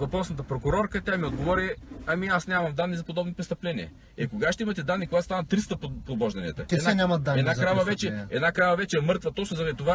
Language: Bulgarian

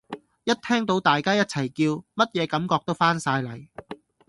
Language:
Cantonese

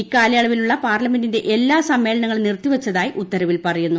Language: Malayalam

